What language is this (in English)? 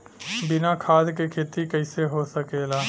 Bhojpuri